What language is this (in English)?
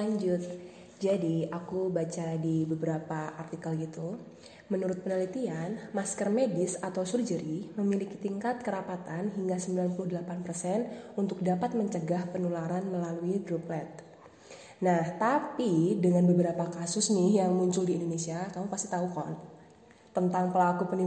Indonesian